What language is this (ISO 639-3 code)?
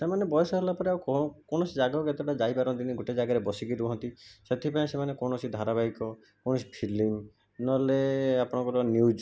ori